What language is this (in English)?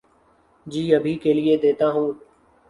Urdu